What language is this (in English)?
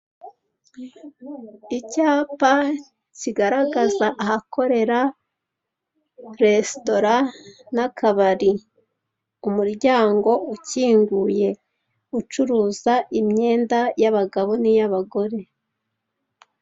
Kinyarwanda